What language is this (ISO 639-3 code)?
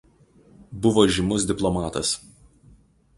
lit